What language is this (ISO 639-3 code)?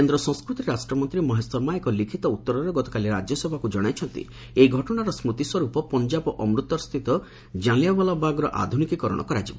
ori